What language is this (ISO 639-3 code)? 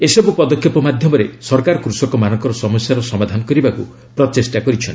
ori